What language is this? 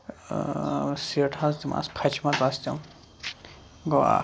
Kashmiri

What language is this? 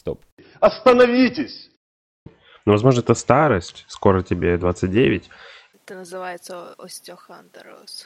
Russian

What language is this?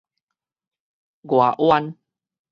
Min Nan Chinese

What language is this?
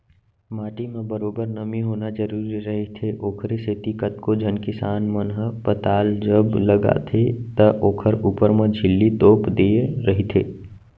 Chhattisgarhi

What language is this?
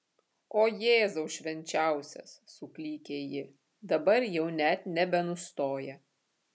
Lithuanian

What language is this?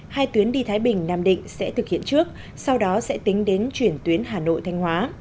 Vietnamese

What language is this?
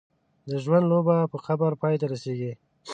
Pashto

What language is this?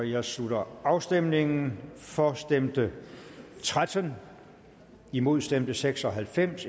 Danish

